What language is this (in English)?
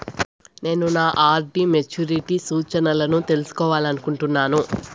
Telugu